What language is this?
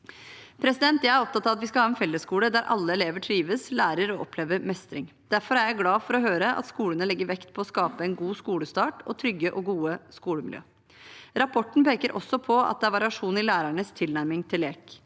Norwegian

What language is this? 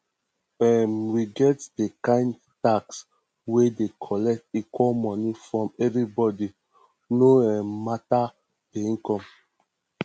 Nigerian Pidgin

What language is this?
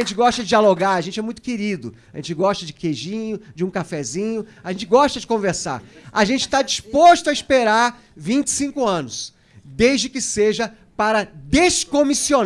Portuguese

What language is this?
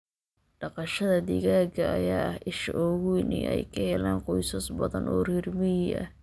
Somali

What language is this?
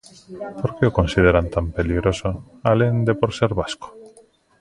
Galician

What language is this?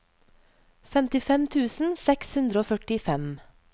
Norwegian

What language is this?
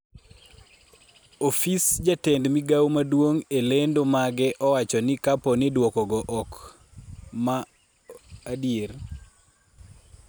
Luo (Kenya and Tanzania)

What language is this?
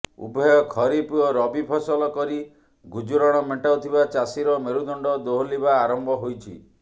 Odia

